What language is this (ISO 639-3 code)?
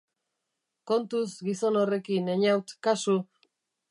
eus